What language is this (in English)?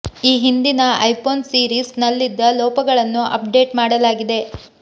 Kannada